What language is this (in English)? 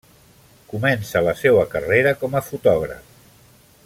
Catalan